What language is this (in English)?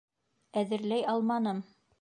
Bashkir